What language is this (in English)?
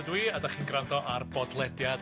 Welsh